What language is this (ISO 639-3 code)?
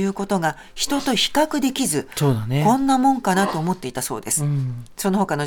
jpn